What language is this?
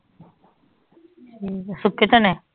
Punjabi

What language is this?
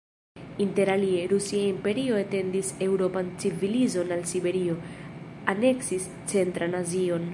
Esperanto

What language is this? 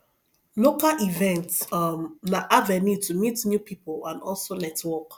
Nigerian Pidgin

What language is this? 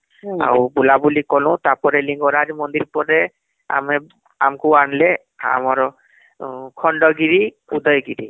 Odia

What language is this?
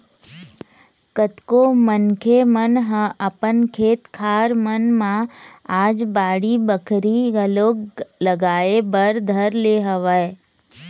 Chhattisgarhi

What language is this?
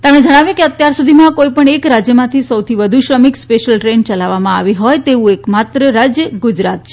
Gujarati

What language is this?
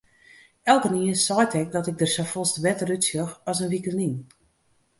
Western Frisian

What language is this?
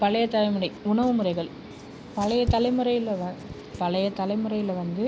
Tamil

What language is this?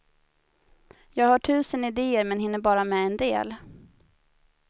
Swedish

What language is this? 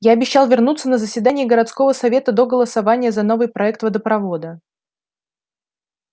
Russian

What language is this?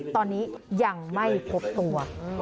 Thai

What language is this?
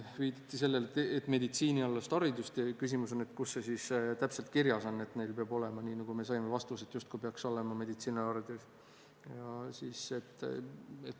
Estonian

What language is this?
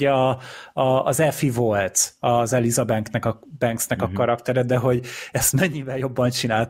Hungarian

